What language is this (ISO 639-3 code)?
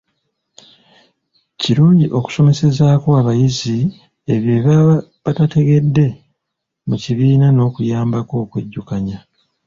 lug